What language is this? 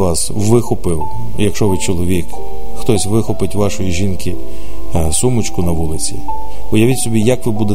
Ukrainian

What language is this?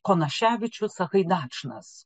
Lithuanian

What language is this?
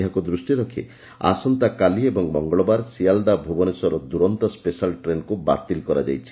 Odia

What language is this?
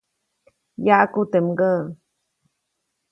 Copainalá Zoque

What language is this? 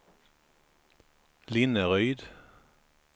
Swedish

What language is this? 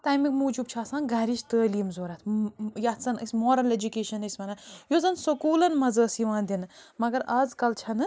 Kashmiri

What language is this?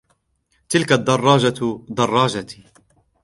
Arabic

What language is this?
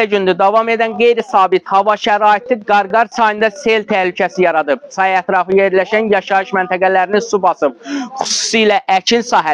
Turkish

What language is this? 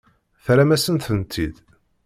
Kabyle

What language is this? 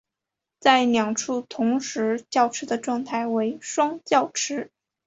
Chinese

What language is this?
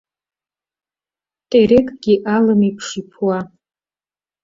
Abkhazian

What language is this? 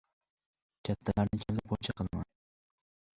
Uzbek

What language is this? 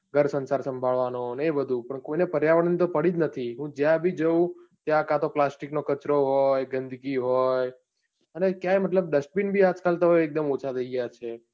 Gujarati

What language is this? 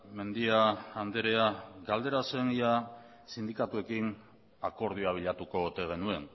Basque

